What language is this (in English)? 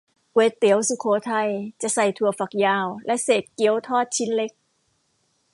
Thai